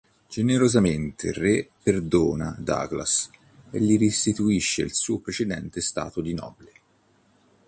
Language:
Italian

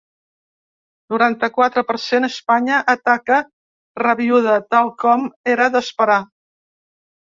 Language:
Catalan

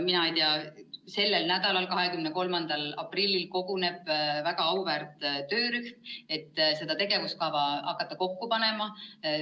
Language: Estonian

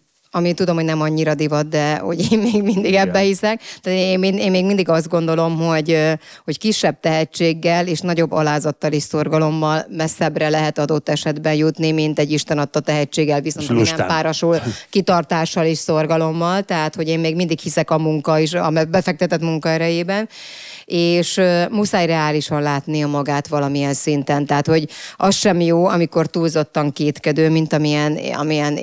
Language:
Hungarian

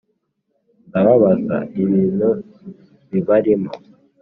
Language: Kinyarwanda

